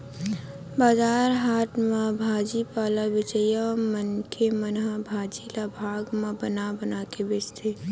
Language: Chhattisgarhi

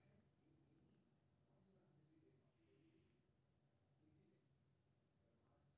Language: Maithili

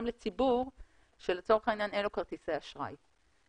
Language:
Hebrew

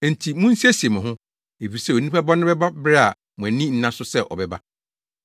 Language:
Akan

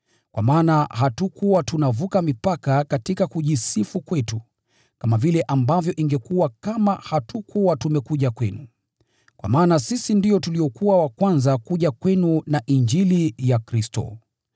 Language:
Swahili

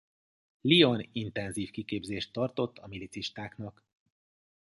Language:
Hungarian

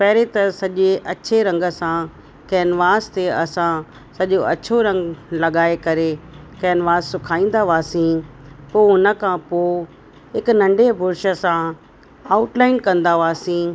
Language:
Sindhi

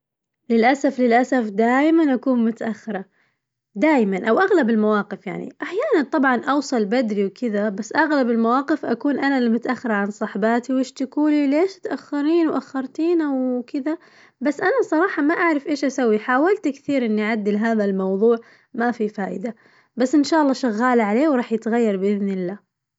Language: Najdi Arabic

